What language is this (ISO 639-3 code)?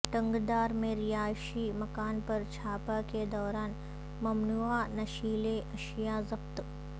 urd